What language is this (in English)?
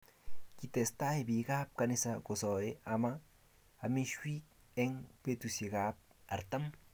Kalenjin